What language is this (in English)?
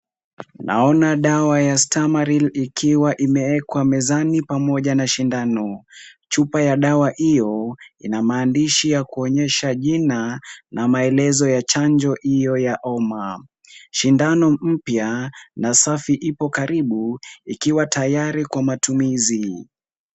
Swahili